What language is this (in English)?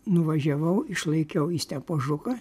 Lithuanian